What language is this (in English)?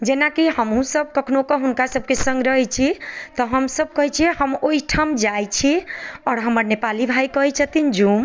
Maithili